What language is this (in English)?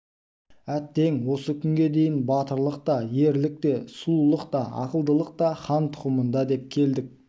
Kazakh